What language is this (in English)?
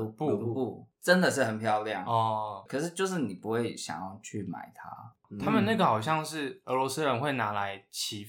Chinese